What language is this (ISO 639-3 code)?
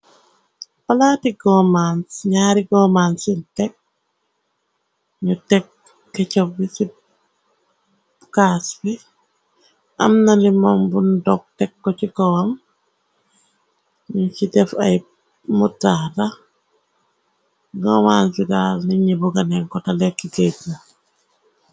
wol